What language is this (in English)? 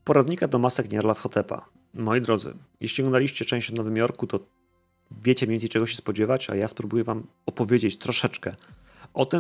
Polish